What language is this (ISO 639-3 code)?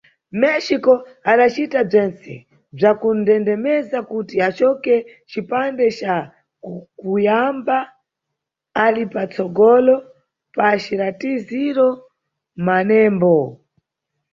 nyu